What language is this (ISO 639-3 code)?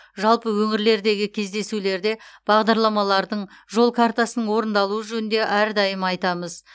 kaz